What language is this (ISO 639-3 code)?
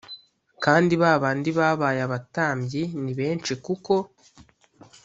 kin